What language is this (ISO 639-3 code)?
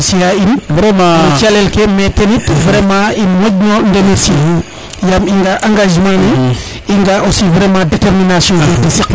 srr